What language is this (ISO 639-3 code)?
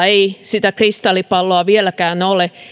fin